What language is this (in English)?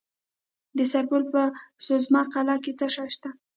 Pashto